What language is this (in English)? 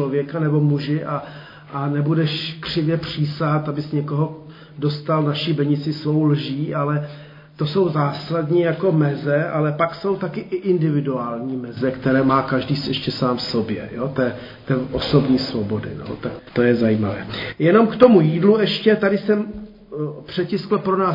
Czech